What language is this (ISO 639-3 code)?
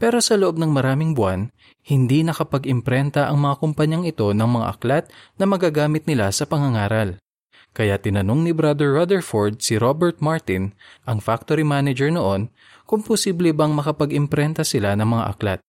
fil